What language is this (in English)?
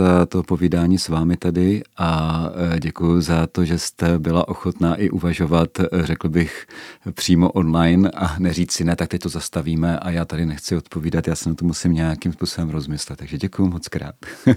Czech